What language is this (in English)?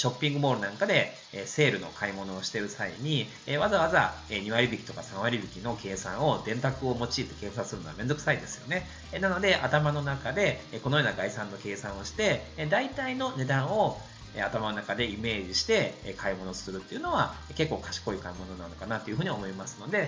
Japanese